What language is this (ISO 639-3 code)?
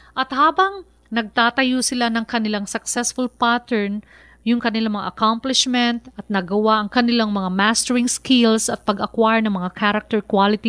fil